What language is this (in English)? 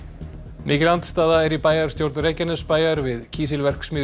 Icelandic